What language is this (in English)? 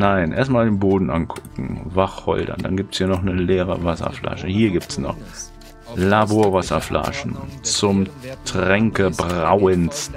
German